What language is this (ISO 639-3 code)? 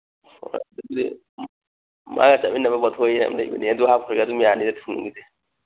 mni